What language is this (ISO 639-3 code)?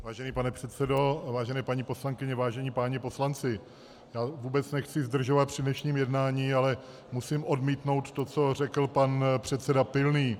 ces